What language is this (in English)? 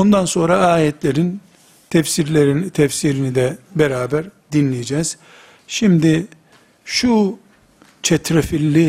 Turkish